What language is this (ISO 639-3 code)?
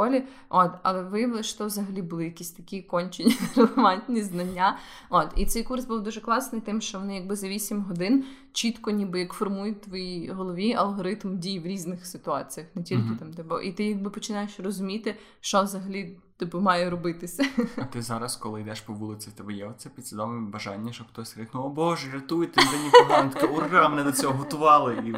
ukr